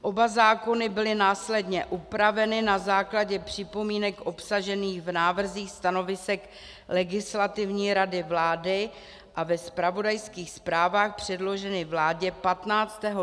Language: Czech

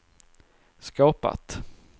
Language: Swedish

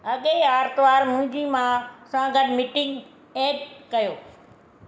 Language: Sindhi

